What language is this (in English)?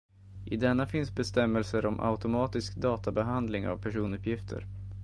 Swedish